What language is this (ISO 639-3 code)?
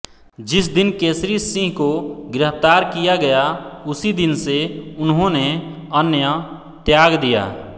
hin